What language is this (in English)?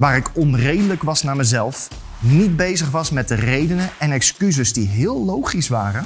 Dutch